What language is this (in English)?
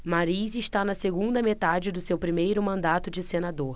Portuguese